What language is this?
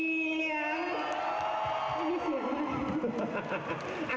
Thai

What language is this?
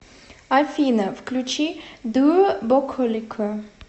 Russian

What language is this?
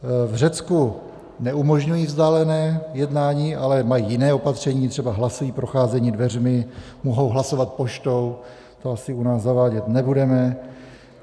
Czech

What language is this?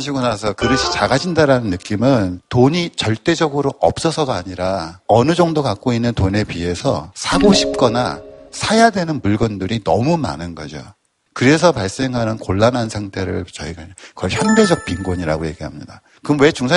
Korean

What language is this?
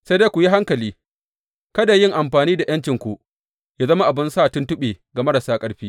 Hausa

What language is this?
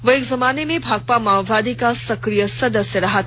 Hindi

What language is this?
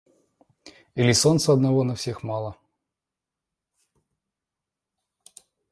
Russian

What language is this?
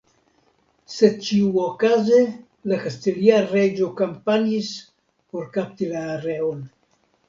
Esperanto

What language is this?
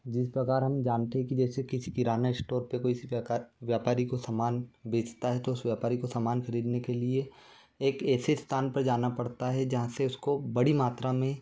Hindi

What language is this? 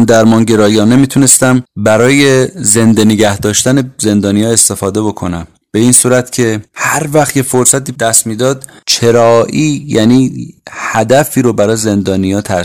Persian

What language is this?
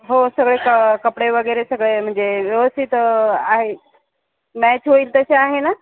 Marathi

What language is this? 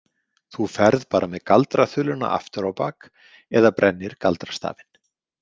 Icelandic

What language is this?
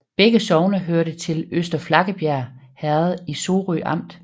Danish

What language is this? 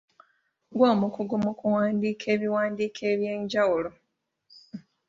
Ganda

